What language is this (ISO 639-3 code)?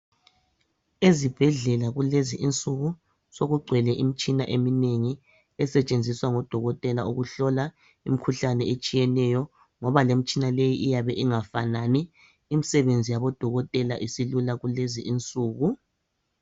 nde